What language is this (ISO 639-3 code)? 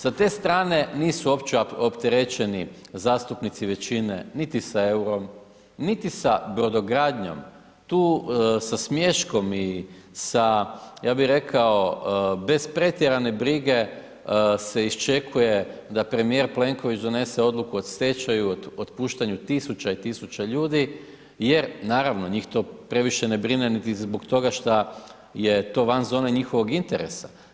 hrv